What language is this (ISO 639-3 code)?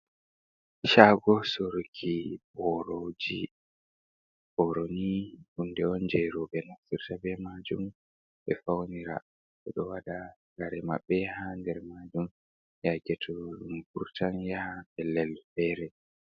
ful